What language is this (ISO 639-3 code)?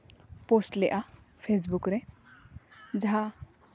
sat